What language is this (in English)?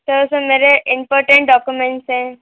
Hindi